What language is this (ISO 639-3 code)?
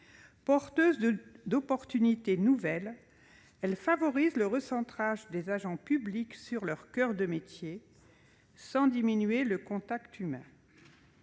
fra